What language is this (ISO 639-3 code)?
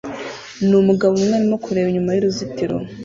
kin